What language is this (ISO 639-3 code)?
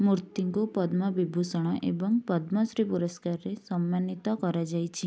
ori